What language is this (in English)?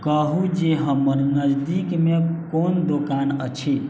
Maithili